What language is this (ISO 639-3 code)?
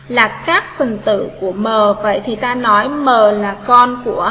vie